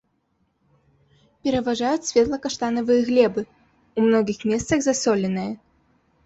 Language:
Belarusian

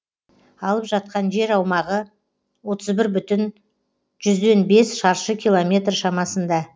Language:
Kazakh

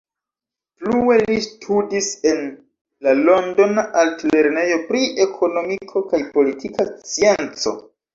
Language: Esperanto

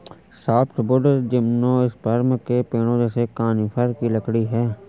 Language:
Hindi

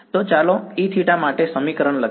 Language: Gujarati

